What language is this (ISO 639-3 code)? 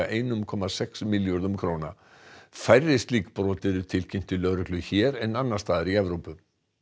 isl